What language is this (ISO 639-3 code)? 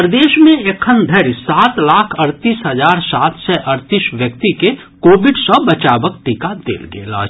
mai